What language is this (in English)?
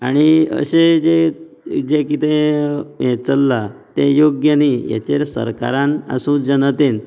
Konkani